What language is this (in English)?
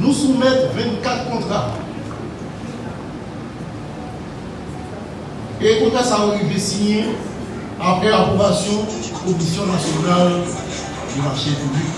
French